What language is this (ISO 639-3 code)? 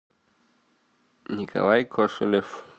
rus